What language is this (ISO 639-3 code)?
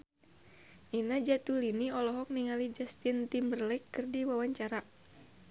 sun